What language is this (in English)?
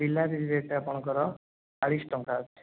Odia